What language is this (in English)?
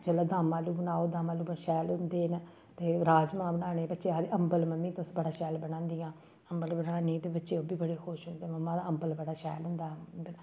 Dogri